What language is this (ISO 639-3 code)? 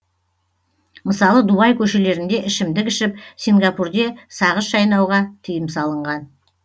kaz